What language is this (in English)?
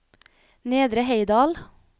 Norwegian